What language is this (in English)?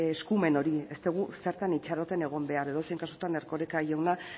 Basque